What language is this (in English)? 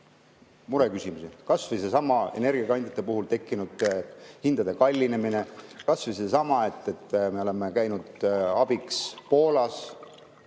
Estonian